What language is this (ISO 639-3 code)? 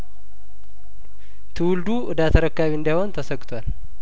amh